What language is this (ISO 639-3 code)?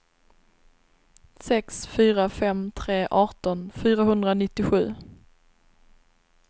swe